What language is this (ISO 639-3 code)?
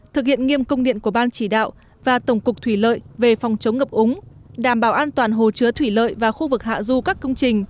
vie